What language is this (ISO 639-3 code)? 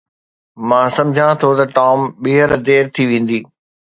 snd